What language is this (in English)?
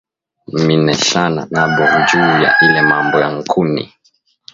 Swahili